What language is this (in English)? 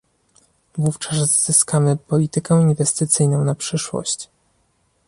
Polish